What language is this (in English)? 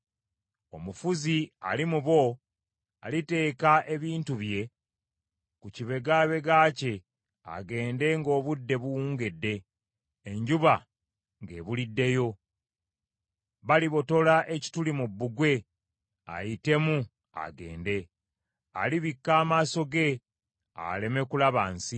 Ganda